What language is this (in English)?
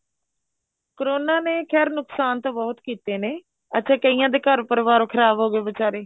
Punjabi